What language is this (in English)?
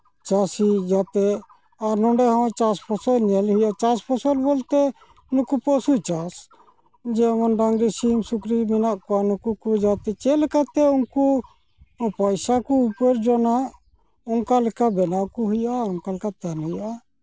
Santali